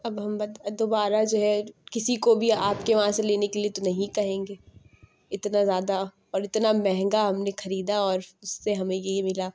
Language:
Urdu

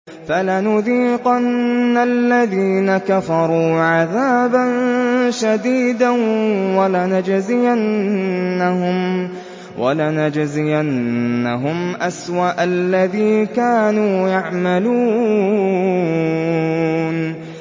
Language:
Arabic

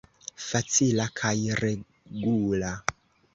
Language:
Esperanto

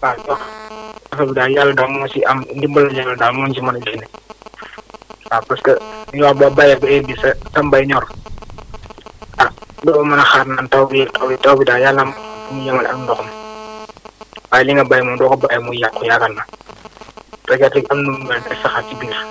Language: Wolof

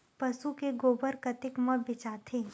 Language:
Chhattisgarhi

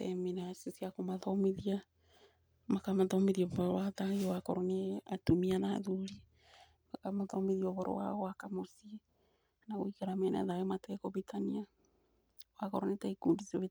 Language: Kikuyu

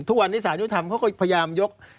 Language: Thai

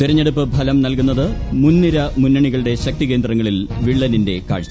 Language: Malayalam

